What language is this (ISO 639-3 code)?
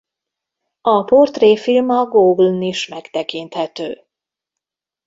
hun